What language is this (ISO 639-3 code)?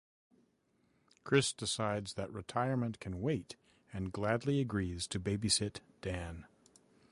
eng